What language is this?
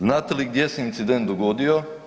Croatian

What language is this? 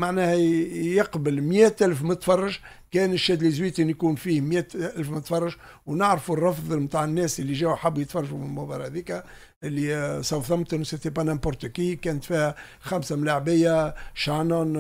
Arabic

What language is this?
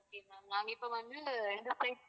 Tamil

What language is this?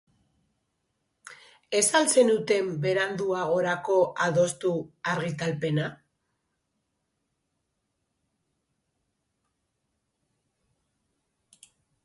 Basque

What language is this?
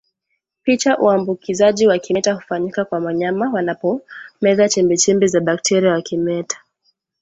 Swahili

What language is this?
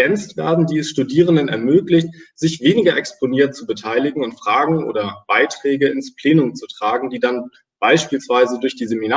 German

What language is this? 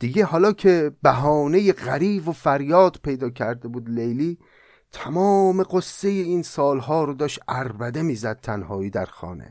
Persian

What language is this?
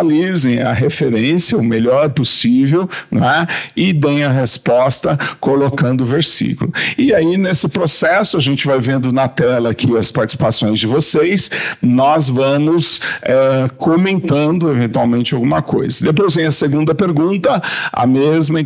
Portuguese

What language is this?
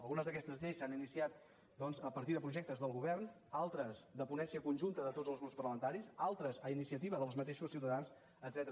Catalan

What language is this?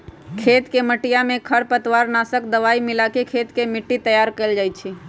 Magahi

